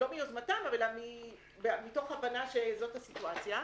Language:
Hebrew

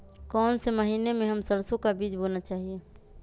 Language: Magahi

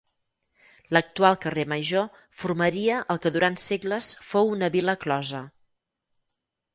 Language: Catalan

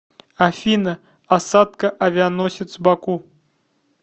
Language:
Russian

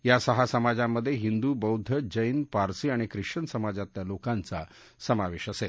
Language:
Marathi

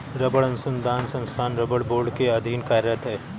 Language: Hindi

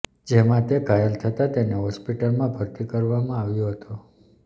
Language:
Gujarati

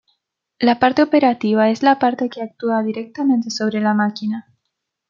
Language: Spanish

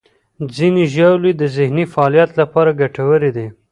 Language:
Pashto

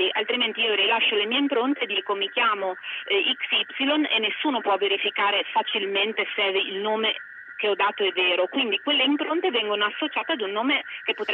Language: Italian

